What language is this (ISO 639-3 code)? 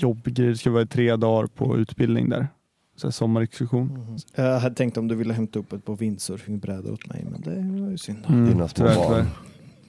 swe